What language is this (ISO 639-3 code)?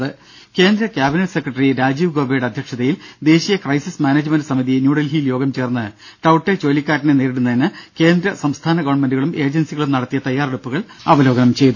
mal